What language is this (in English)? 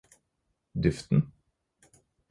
Norwegian Bokmål